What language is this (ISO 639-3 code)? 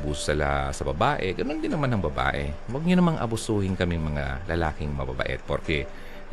fil